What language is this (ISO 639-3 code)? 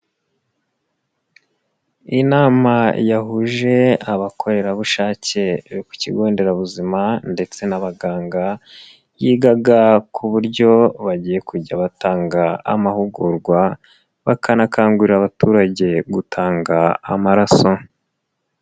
kin